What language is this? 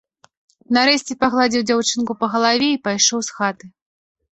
Belarusian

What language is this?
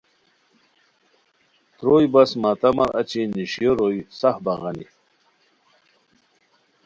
Khowar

